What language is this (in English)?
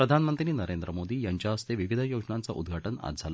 Marathi